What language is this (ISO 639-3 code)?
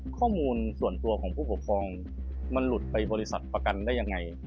tha